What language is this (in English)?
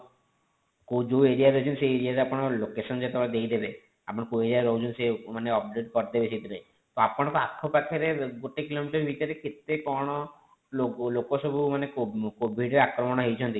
Odia